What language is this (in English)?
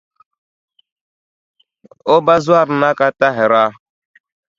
Dagbani